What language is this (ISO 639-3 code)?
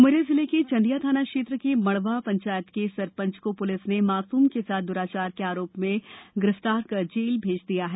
hin